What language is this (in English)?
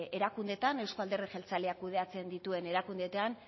Basque